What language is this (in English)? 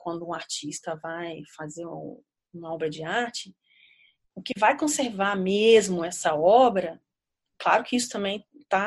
Portuguese